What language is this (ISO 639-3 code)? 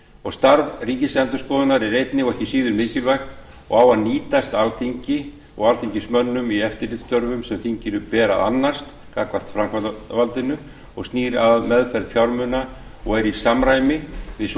isl